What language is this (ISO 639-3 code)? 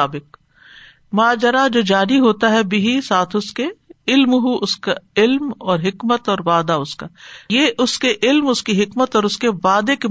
urd